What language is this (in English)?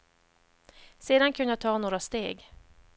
Swedish